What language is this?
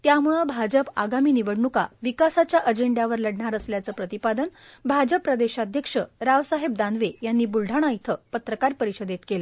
Marathi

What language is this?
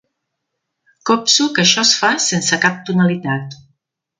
Catalan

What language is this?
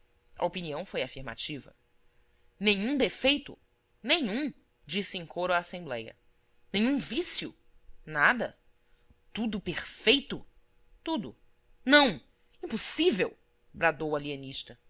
Portuguese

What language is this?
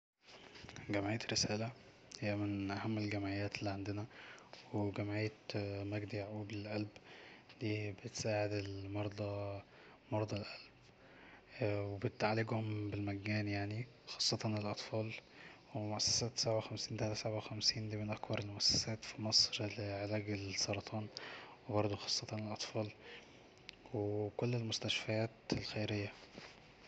Egyptian Arabic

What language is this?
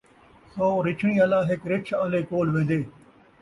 Saraiki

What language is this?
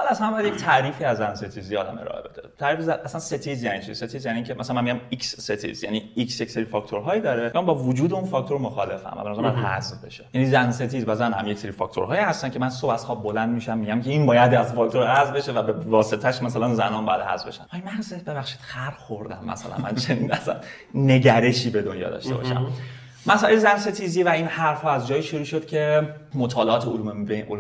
Persian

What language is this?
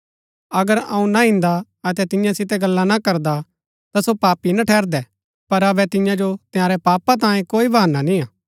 Gaddi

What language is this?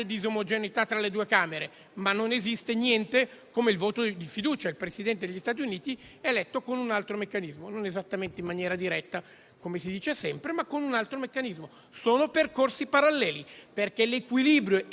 Italian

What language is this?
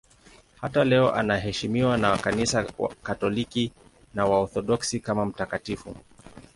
Swahili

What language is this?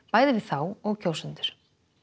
Icelandic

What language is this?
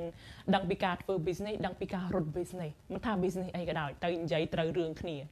Thai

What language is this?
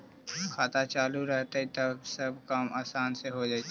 Magahi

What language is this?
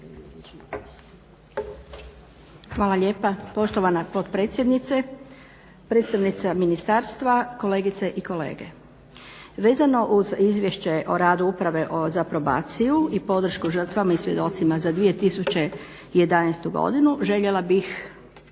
Croatian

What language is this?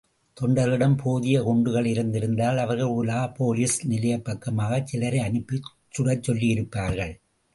Tamil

